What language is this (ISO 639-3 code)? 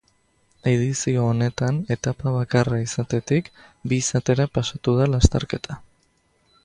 eus